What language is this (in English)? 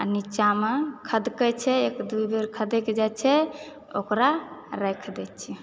Maithili